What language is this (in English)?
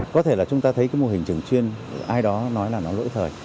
Vietnamese